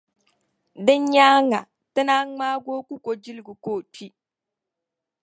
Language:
Dagbani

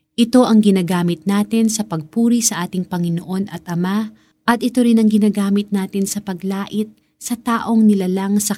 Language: Filipino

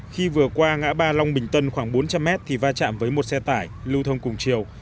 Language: Vietnamese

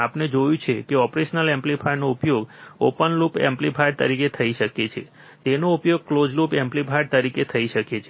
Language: Gujarati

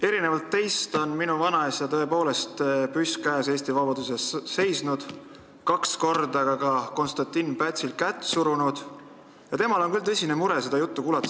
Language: Estonian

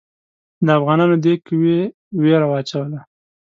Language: Pashto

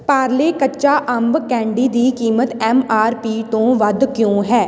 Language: Punjabi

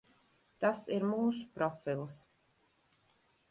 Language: Latvian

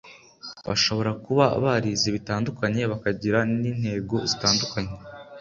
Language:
Kinyarwanda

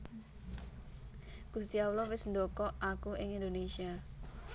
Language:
Javanese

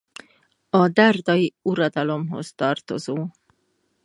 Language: Hungarian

